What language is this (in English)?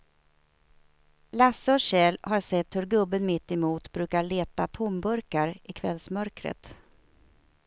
Swedish